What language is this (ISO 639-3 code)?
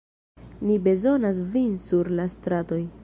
epo